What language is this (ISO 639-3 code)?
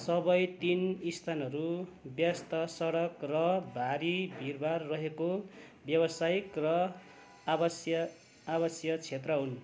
nep